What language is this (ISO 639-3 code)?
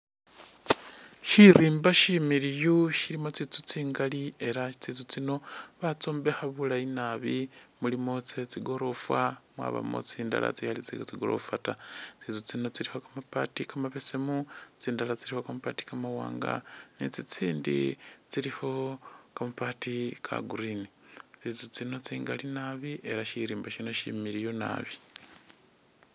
myx